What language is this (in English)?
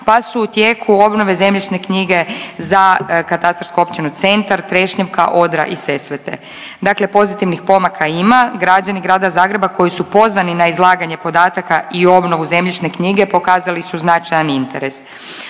Croatian